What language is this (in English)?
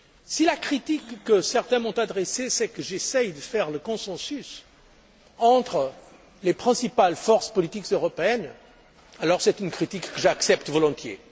French